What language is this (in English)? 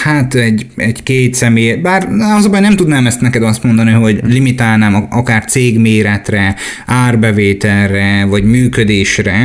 Hungarian